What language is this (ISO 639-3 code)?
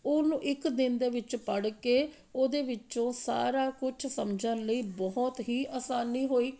pan